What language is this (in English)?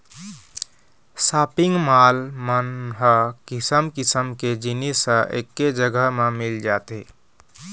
Chhattisgarhi